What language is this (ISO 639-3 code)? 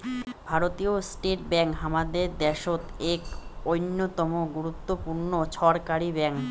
ben